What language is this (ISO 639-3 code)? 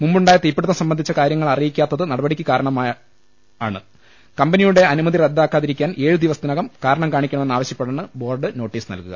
mal